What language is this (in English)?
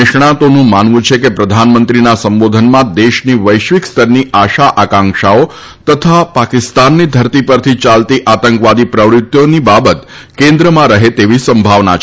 Gujarati